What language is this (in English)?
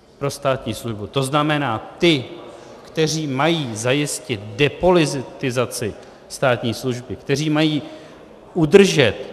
Czech